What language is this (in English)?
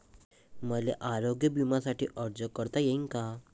Marathi